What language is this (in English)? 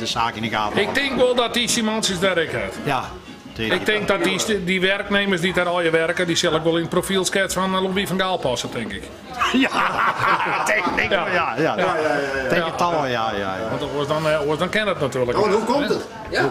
Dutch